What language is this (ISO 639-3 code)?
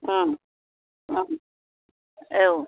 brx